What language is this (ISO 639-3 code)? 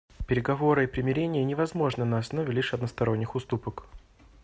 rus